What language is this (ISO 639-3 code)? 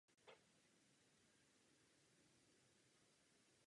ces